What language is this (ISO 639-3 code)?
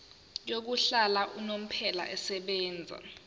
zul